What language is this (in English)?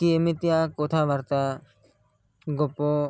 Odia